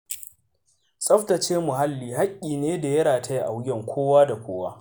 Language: Hausa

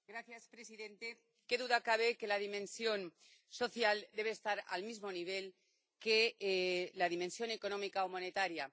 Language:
Spanish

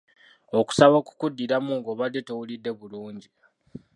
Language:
Ganda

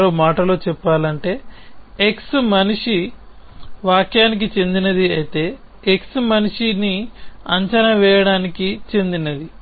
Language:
Telugu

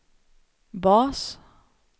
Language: Swedish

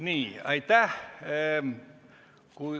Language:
Estonian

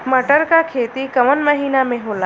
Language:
Bhojpuri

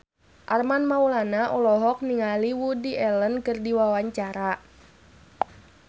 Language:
Sundanese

